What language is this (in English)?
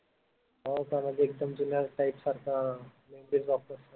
Marathi